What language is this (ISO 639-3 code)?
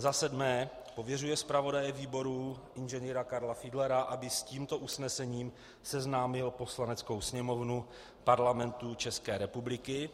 ces